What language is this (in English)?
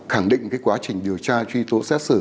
Vietnamese